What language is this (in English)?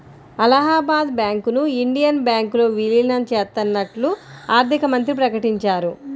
Telugu